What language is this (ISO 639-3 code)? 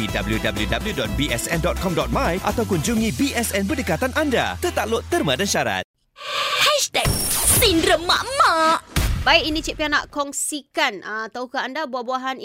msa